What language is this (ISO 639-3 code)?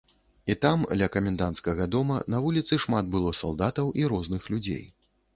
bel